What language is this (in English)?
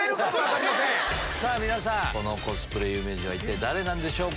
Japanese